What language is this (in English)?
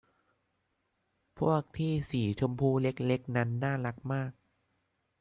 Thai